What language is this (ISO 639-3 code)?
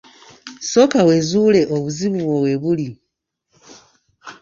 lug